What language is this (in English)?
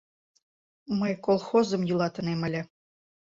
Mari